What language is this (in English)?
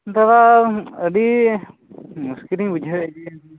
Santali